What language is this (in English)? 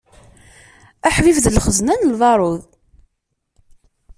Kabyle